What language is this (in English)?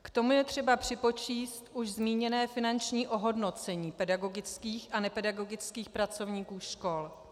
Czech